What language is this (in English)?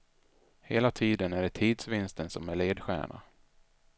Swedish